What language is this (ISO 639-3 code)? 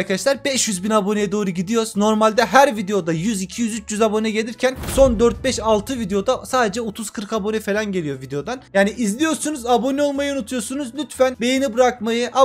tur